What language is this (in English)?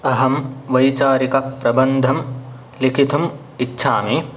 Sanskrit